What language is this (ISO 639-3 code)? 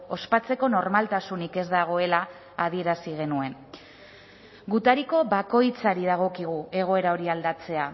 eus